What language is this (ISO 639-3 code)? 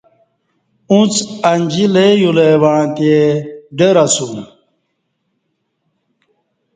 bsh